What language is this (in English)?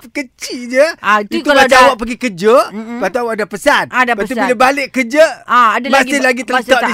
Malay